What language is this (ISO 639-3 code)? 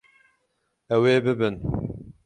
kur